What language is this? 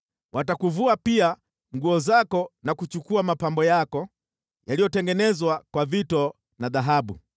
Swahili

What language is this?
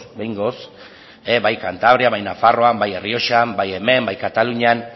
Basque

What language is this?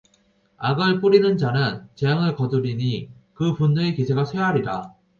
Korean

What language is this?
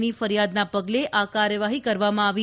Gujarati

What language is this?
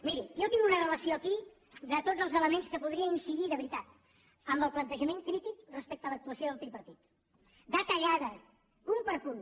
Catalan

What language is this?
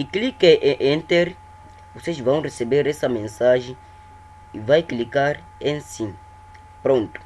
Portuguese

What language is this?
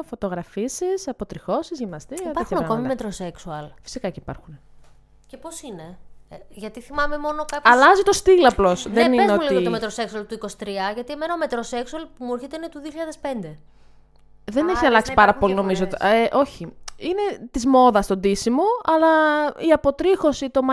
Greek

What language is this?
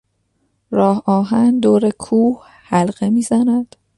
Persian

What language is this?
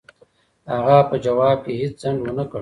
Pashto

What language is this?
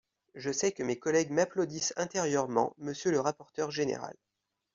French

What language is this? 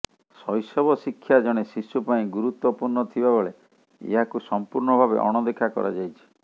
Odia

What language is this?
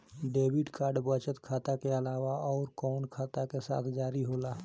Bhojpuri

